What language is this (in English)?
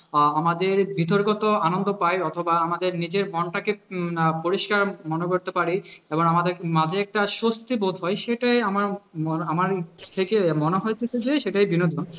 Bangla